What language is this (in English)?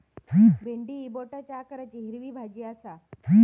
Marathi